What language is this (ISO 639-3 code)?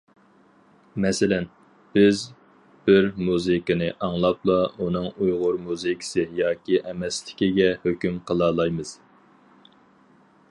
uig